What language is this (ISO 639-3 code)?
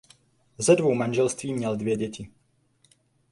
ces